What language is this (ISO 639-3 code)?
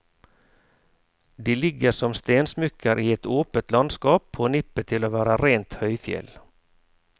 nor